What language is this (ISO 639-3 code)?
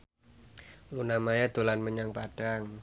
jav